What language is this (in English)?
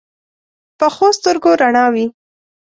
Pashto